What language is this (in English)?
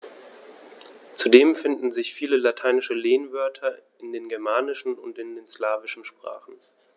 German